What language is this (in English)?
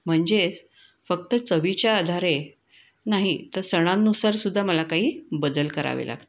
Marathi